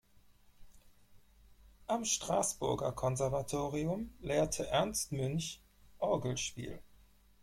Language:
German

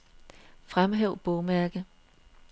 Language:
Danish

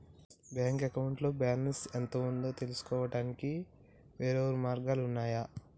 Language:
Telugu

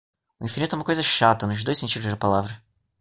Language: Portuguese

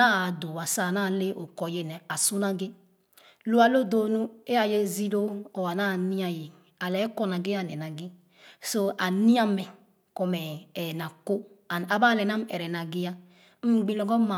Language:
Khana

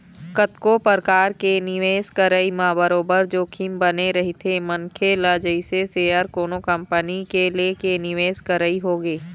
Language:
Chhattisgarhi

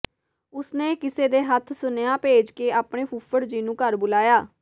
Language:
Punjabi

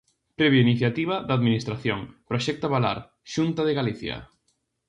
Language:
Galician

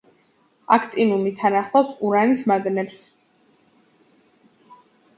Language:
Georgian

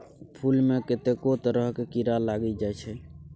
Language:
Maithili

